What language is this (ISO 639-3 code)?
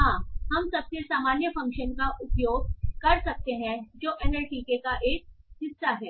hin